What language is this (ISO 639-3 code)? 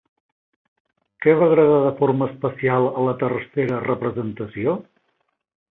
cat